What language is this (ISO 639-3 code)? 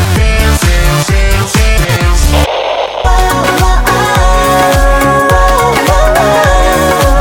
ind